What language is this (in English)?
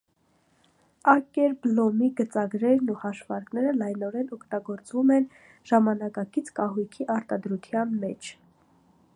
Armenian